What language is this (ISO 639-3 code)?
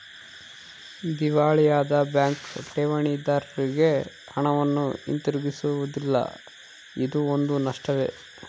kan